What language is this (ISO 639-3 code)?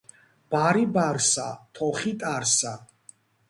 kat